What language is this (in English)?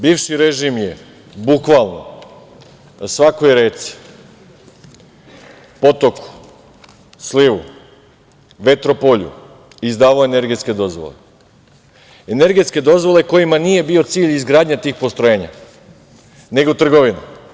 Serbian